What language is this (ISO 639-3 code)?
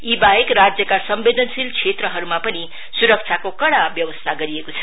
nep